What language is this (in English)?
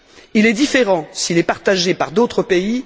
French